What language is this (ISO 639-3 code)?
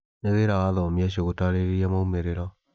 kik